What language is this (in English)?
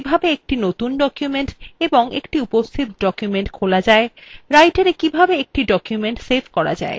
Bangla